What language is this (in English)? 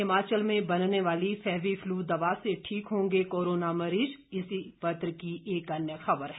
Hindi